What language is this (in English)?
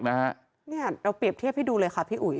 Thai